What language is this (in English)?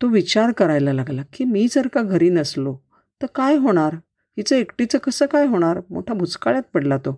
Marathi